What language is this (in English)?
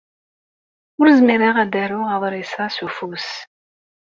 Kabyle